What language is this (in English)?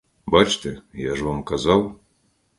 Ukrainian